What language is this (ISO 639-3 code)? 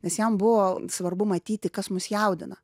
lit